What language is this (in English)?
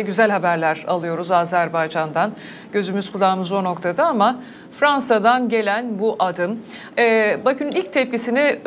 Turkish